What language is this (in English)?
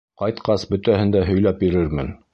Bashkir